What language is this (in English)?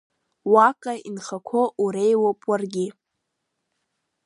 Abkhazian